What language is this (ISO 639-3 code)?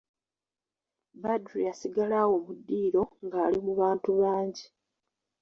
lug